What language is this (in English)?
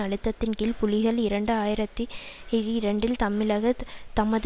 Tamil